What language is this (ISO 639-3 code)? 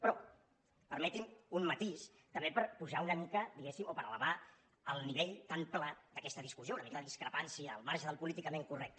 cat